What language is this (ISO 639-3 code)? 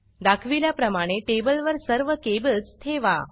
mar